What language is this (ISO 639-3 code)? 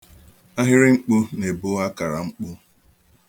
ibo